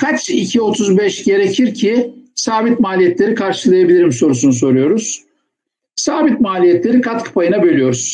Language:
Turkish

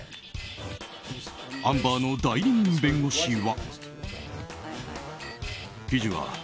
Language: Japanese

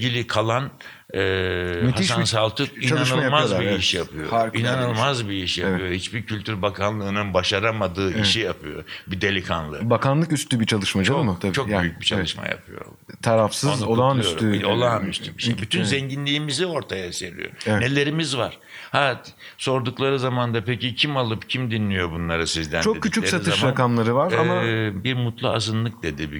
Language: Turkish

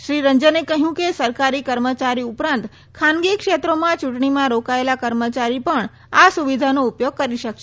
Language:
Gujarati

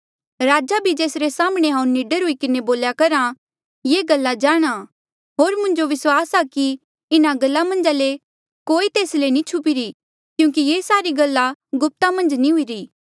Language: Mandeali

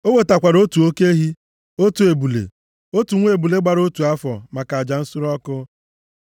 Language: Igbo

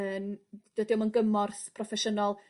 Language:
Welsh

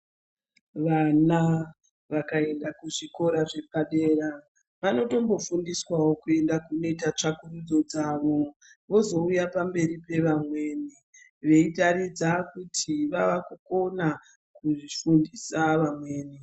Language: Ndau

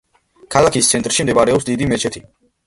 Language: Georgian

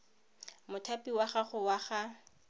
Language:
Tswana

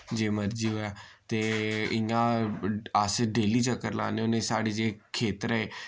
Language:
Dogri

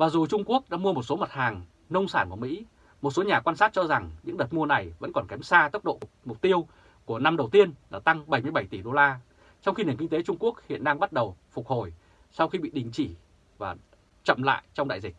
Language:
Vietnamese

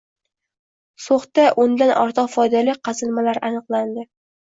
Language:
Uzbek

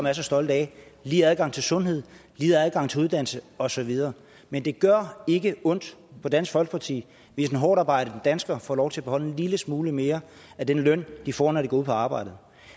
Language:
Danish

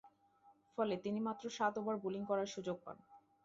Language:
Bangla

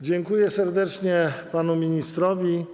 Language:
Polish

